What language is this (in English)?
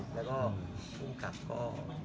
Thai